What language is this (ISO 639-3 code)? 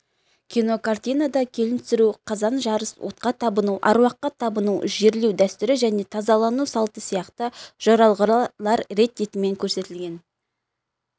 kaz